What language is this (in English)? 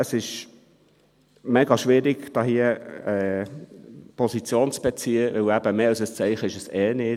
Swiss German